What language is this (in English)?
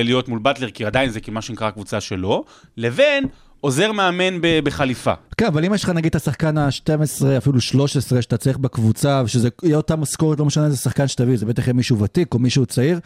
Hebrew